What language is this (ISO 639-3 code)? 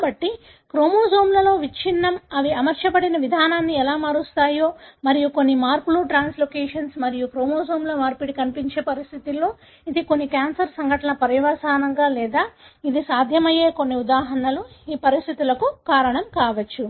tel